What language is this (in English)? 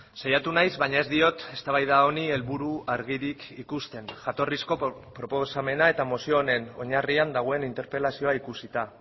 Basque